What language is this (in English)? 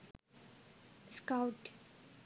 Sinhala